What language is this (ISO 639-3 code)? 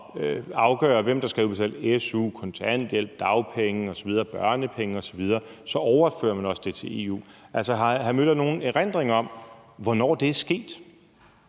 dan